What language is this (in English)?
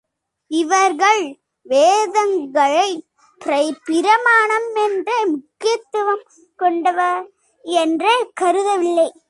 Tamil